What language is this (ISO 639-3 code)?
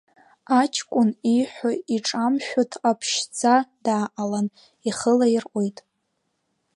abk